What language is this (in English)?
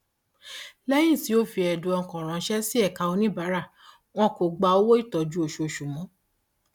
Yoruba